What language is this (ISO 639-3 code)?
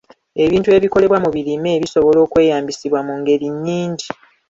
lug